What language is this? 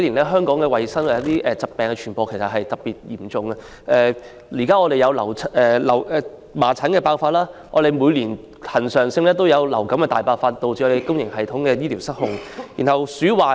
Cantonese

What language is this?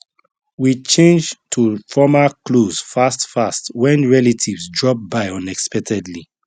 Nigerian Pidgin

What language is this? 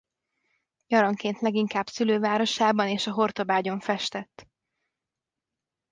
Hungarian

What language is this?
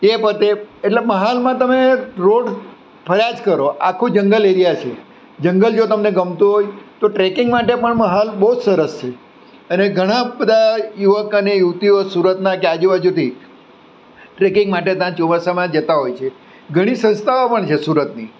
Gujarati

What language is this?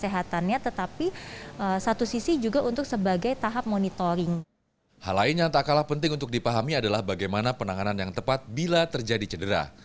Indonesian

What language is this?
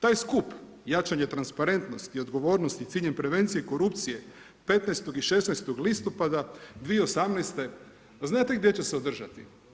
Croatian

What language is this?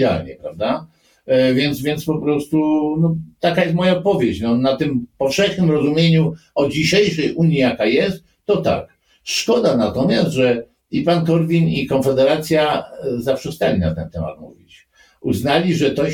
Polish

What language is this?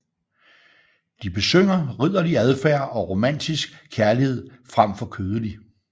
Danish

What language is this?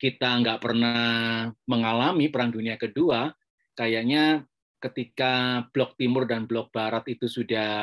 Indonesian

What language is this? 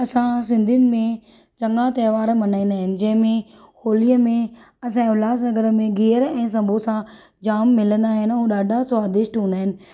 Sindhi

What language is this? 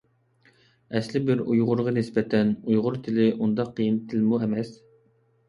Uyghur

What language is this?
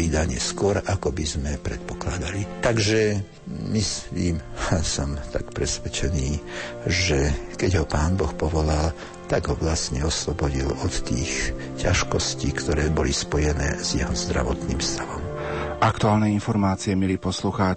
Slovak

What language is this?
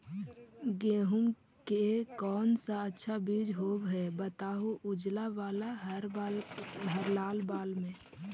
Magahi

